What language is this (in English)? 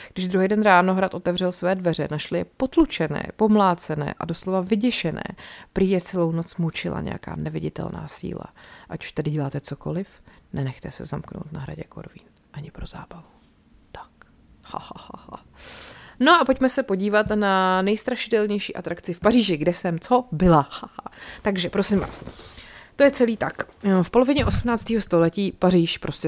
Czech